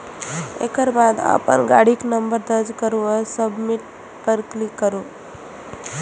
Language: Maithili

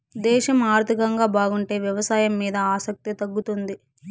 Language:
Telugu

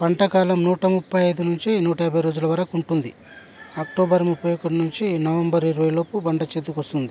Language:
Telugu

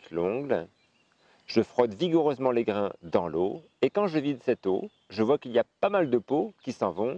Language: French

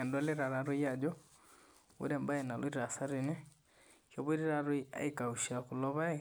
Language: Masai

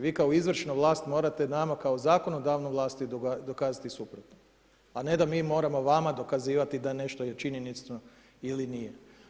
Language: Croatian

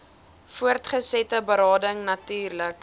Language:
Afrikaans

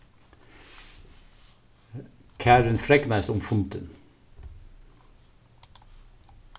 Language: Faroese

